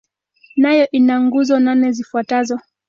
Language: Swahili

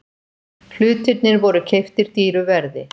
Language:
Icelandic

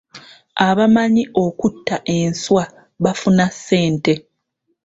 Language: Ganda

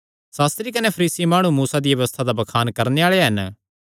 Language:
Kangri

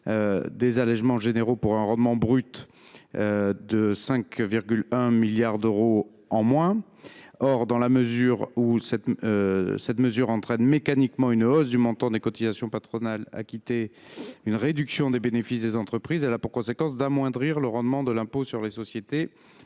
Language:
French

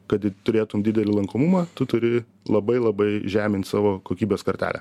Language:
Lithuanian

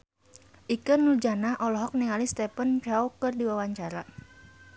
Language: Sundanese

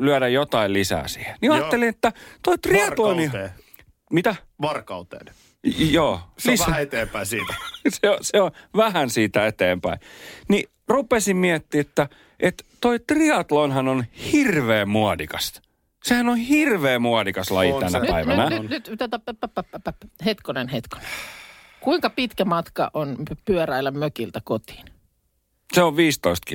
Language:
Finnish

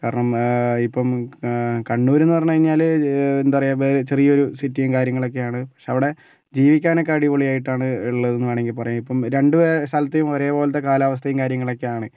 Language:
Malayalam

